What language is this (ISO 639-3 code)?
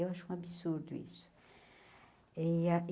por